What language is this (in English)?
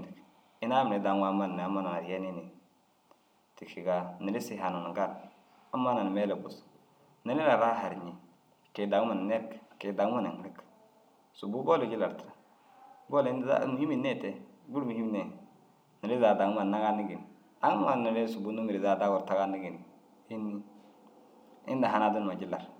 Dazaga